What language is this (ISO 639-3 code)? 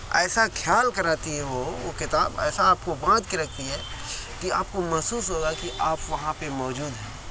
urd